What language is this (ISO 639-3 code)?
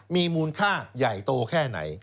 tha